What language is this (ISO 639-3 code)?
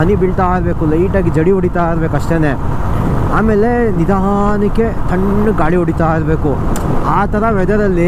kor